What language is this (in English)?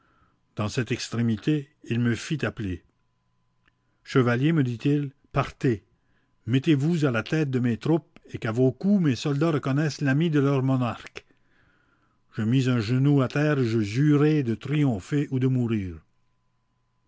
French